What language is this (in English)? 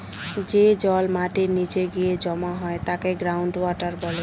Bangla